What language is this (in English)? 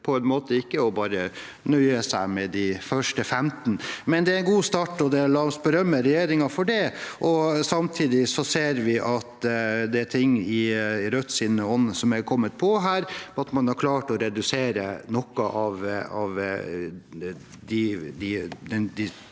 Norwegian